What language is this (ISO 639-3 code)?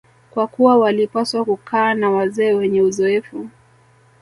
swa